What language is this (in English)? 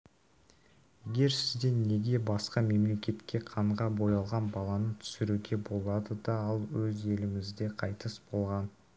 Kazakh